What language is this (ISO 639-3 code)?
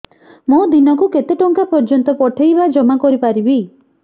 ori